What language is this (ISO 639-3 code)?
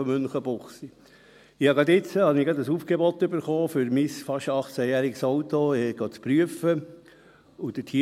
gsw